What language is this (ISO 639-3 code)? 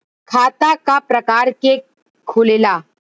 bho